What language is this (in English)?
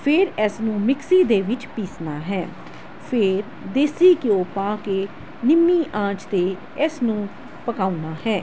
Punjabi